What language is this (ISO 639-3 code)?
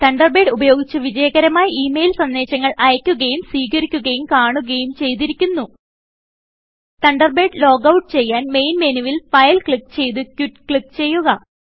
mal